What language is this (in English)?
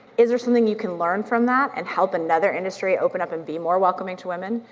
English